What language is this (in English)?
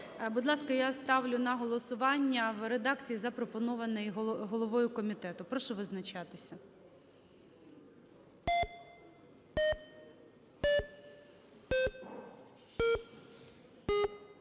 Ukrainian